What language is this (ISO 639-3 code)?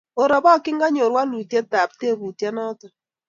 kln